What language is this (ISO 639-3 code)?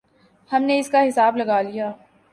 urd